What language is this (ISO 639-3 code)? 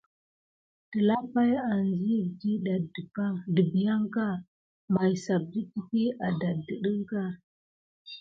gid